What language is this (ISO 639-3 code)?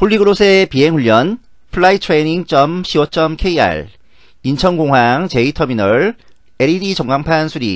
kor